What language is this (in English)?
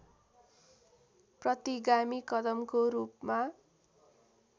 Nepali